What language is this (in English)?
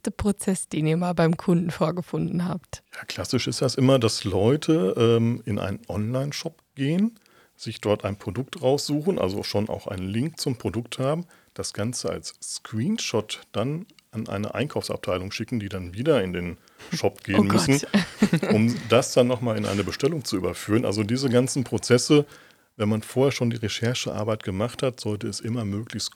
German